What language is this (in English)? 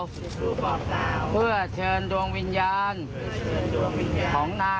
Thai